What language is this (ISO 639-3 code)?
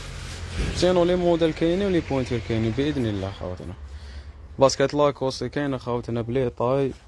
ara